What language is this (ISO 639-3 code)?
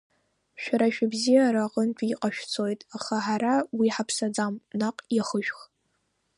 abk